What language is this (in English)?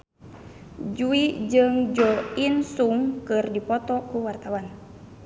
Sundanese